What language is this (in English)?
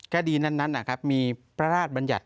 Thai